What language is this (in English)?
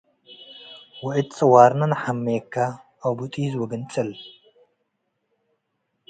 Tigre